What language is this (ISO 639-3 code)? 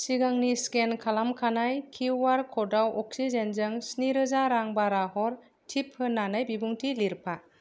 brx